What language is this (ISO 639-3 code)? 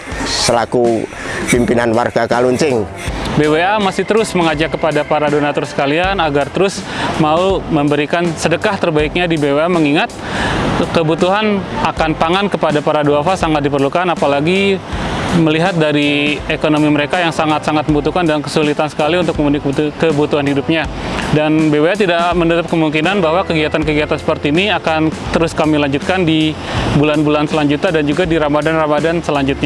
ind